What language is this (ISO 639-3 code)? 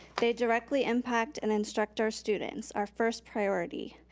eng